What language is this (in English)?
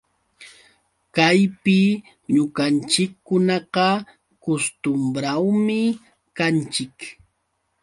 Yauyos Quechua